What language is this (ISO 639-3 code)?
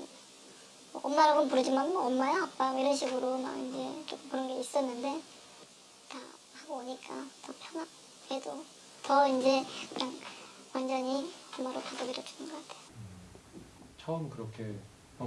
kor